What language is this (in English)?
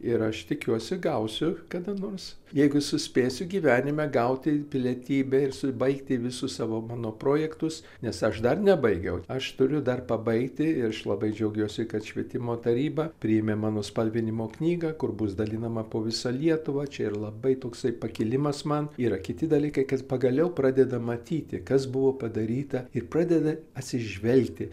Lithuanian